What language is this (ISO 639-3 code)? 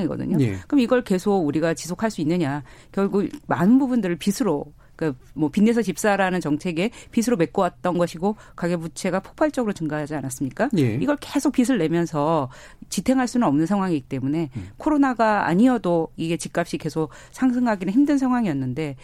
kor